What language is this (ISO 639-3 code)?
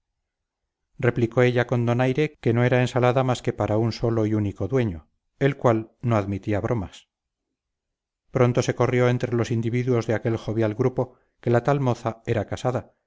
spa